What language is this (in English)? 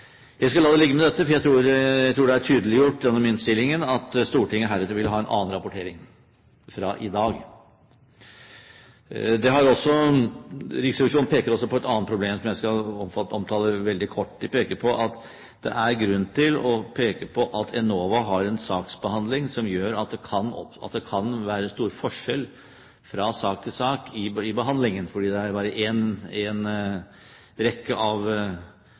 Norwegian Bokmål